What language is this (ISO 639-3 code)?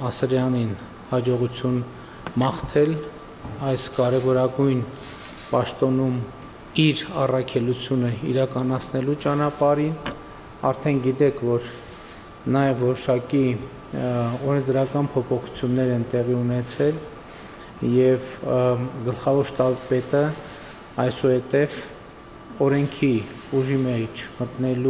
ron